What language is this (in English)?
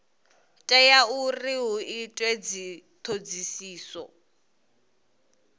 Venda